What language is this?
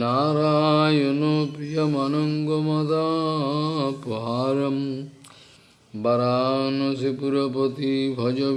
Portuguese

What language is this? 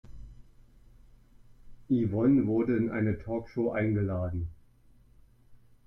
German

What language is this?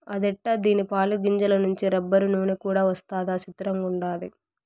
Telugu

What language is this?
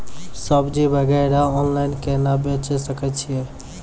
Maithili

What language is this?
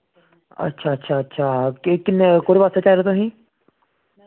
Dogri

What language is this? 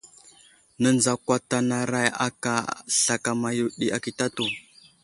Wuzlam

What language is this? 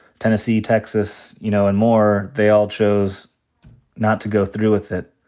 English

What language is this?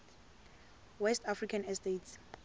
Tsonga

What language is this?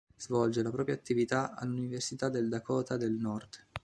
Italian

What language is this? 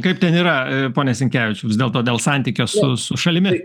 Lithuanian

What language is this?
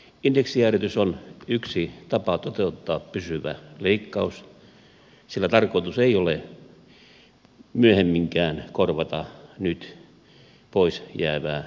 Finnish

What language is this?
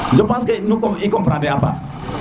Serer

